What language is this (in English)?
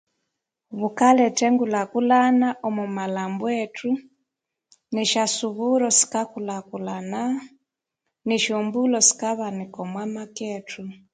Konzo